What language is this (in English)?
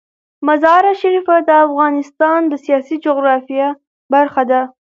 Pashto